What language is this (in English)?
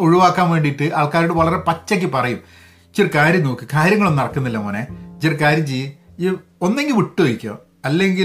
Malayalam